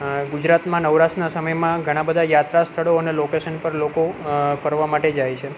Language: Gujarati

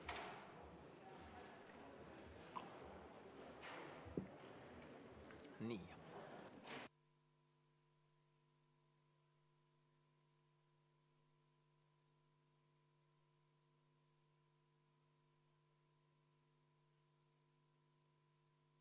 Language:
Estonian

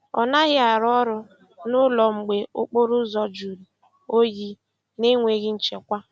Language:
Igbo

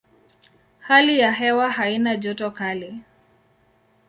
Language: Swahili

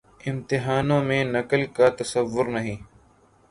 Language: Urdu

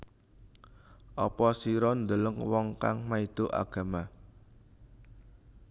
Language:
Javanese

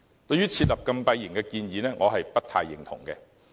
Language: Cantonese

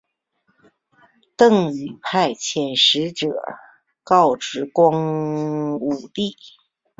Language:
Chinese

